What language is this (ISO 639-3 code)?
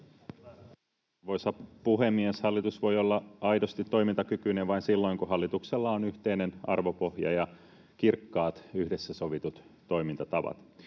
fin